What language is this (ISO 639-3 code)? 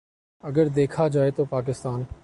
urd